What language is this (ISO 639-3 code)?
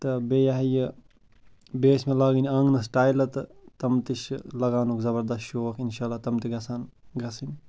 kas